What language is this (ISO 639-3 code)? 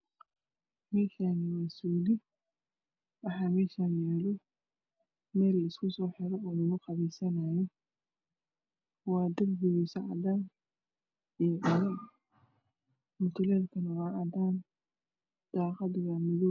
som